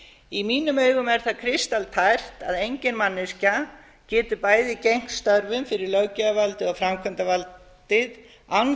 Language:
Icelandic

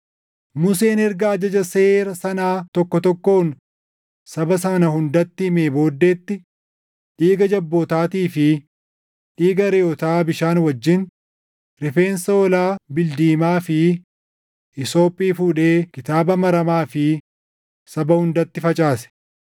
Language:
Oromo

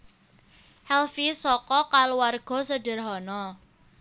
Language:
Javanese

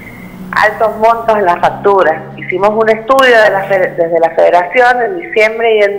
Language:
Spanish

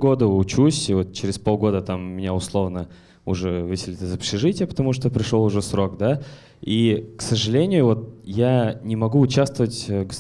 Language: Russian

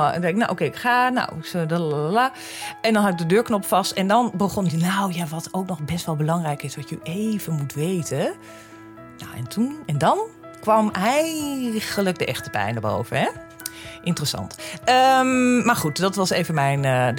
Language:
Dutch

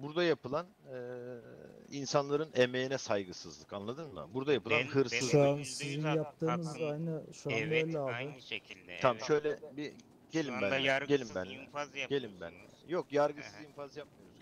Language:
Turkish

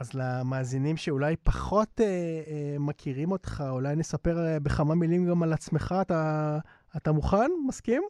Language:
Hebrew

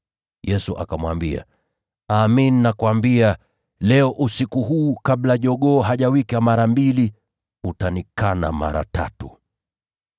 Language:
Swahili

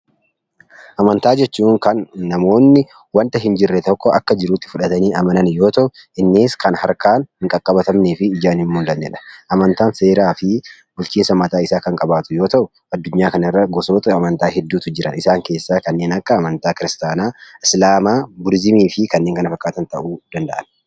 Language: Oromo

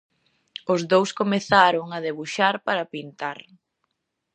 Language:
Galician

